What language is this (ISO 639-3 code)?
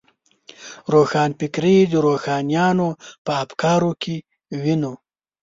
pus